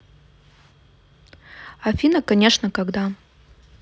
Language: Russian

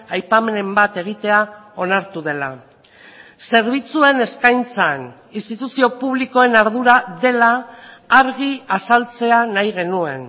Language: Basque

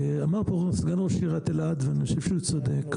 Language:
Hebrew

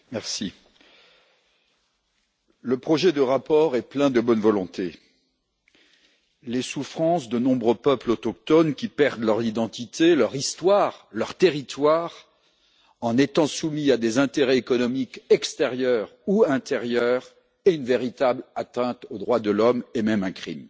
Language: French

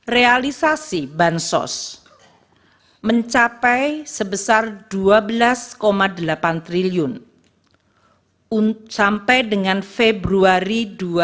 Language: Indonesian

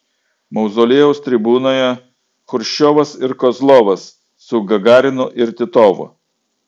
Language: Lithuanian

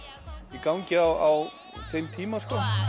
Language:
Icelandic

